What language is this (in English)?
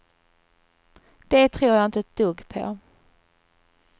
Swedish